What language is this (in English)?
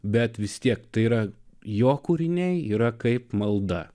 Lithuanian